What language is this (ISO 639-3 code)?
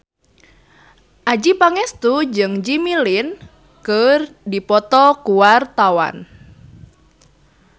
sun